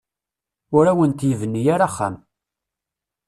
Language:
Kabyle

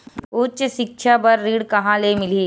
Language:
Chhattisgarhi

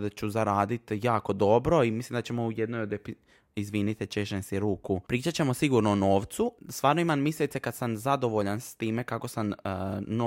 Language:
Croatian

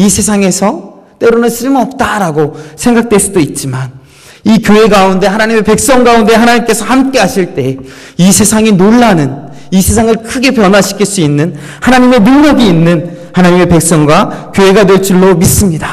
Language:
Korean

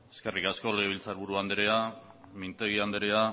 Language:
Basque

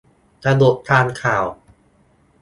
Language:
Thai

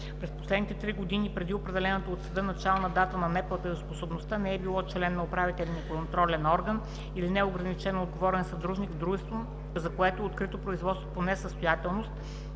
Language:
Bulgarian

